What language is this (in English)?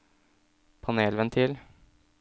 Norwegian